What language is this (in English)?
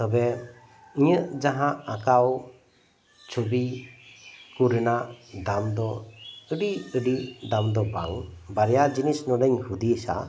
Santali